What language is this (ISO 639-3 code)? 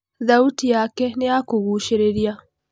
kik